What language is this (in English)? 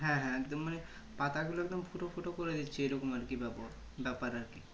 Bangla